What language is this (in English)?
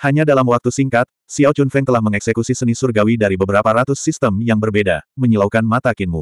Indonesian